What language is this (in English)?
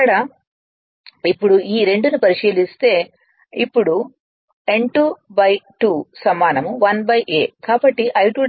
Telugu